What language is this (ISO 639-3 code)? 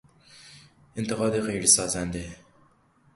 fas